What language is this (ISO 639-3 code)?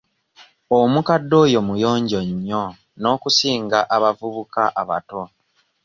lug